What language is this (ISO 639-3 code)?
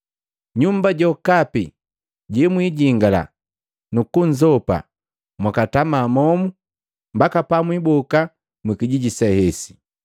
mgv